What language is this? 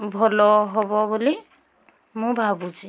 Odia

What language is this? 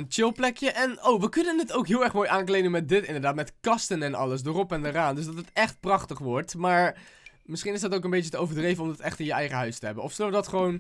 Dutch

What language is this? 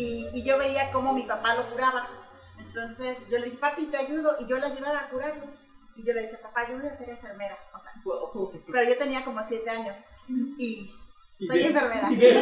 Spanish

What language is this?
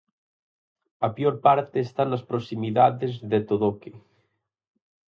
Galician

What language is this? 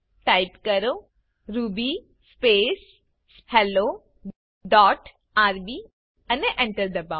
Gujarati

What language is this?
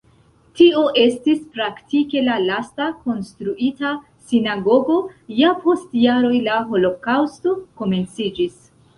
Esperanto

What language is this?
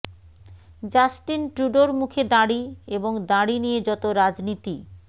Bangla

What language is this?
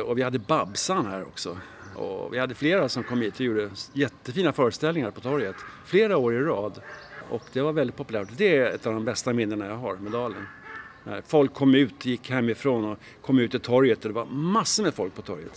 Swedish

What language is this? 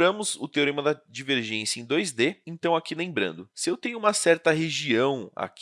Portuguese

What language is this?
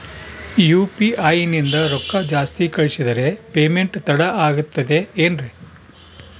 Kannada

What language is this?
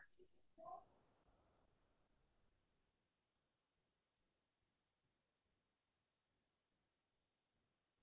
Assamese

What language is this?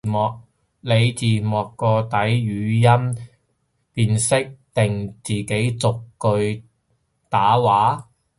Cantonese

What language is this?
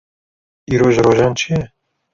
Kurdish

